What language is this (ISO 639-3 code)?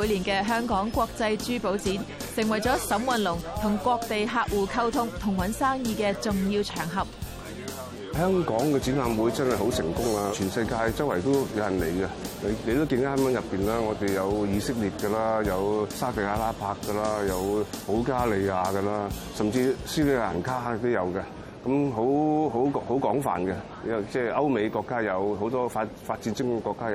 zho